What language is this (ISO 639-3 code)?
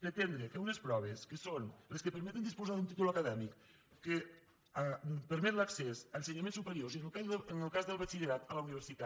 cat